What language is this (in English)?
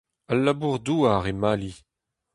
Breton